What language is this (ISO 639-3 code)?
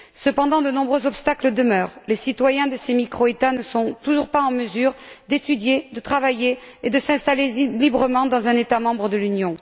fra